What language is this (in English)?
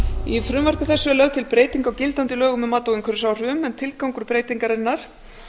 Icelandic